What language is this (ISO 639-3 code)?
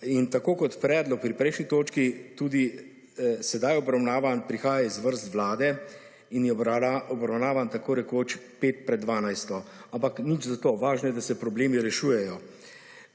slv